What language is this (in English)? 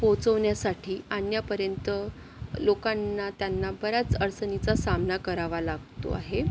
Marathi